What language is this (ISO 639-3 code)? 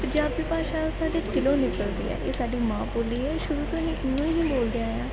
pan